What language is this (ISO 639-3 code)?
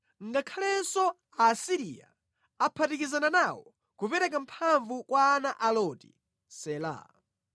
nya